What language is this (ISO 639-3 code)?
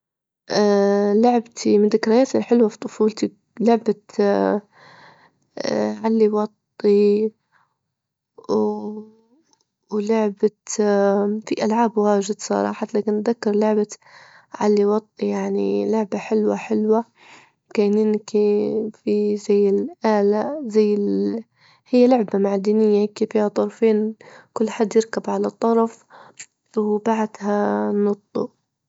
ayl